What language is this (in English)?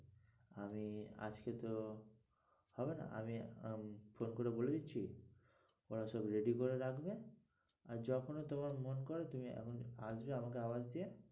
Bangla